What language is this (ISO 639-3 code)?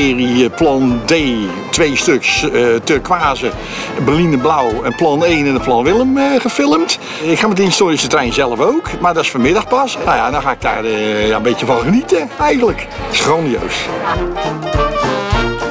nld